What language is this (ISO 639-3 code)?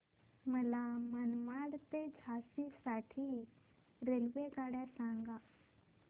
mar